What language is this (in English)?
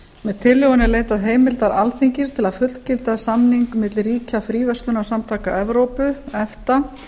Icelandic